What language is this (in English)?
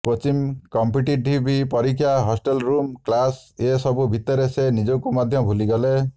Odia